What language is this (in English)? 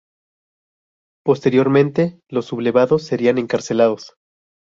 Spanish